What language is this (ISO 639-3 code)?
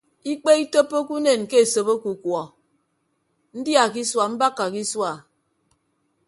ibb